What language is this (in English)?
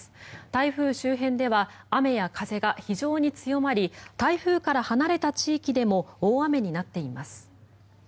Japanese